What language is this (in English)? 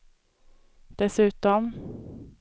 Swedish